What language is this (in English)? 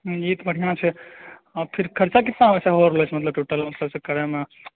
Maithili